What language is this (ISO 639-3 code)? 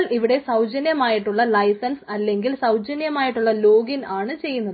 mal